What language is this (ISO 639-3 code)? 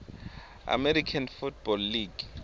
ssw